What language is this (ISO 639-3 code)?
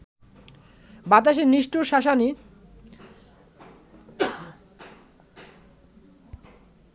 ben